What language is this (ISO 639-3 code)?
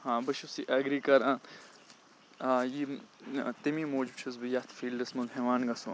kas